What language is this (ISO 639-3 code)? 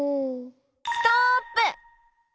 jpn